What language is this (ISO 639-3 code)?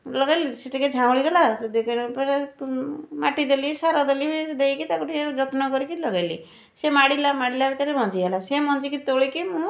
ori